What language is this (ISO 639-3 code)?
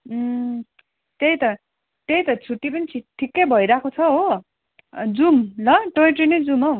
nep